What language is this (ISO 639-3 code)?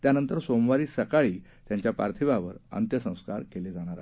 mar